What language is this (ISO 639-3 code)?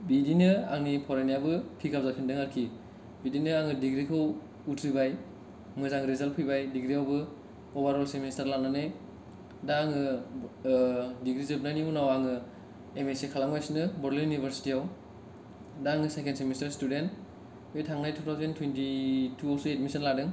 brx